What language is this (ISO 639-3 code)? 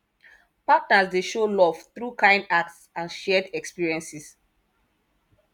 pcm